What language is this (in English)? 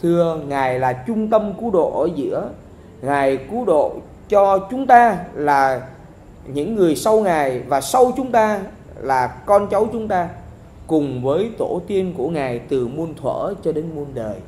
Vietnamese